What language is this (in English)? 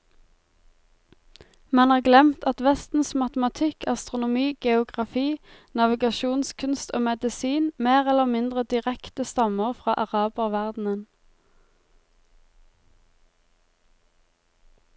Norwegian